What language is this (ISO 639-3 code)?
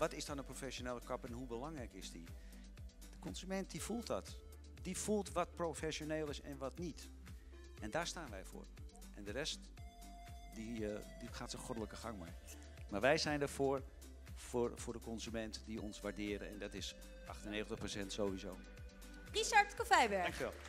nld